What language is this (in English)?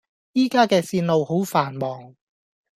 Cantonese